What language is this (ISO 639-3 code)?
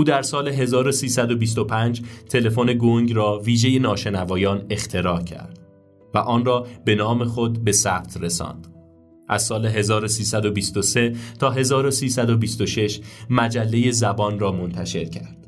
fas